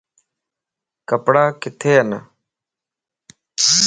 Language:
Lasi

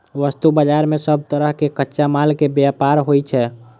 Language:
Maithili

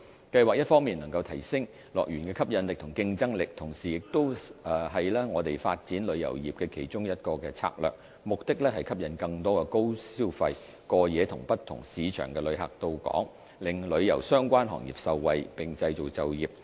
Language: Cantonese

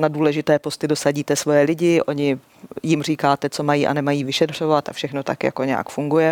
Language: Czech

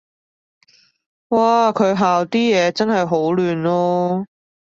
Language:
Cantonese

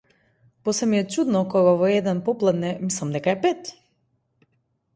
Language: Macedonian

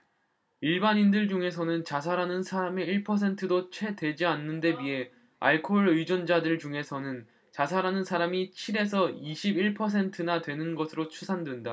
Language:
Korean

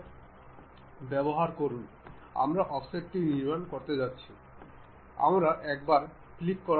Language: Bangla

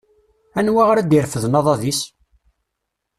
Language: Kabyle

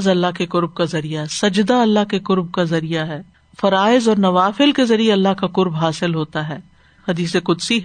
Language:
Urdu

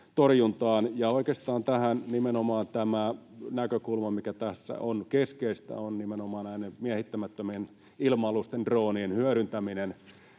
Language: Finnish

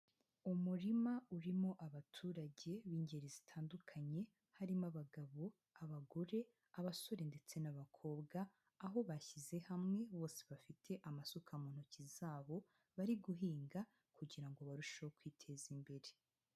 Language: Kinyarwanda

